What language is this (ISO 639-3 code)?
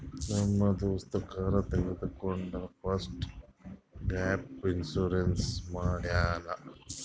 kan